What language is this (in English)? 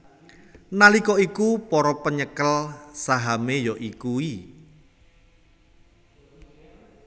Javanese